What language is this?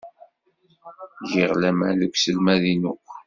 Kabyle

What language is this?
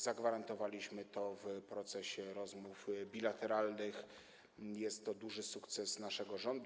Polish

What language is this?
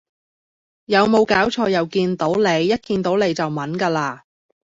Cantonese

